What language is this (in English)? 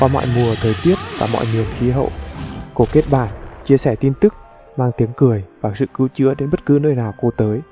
Vietnamese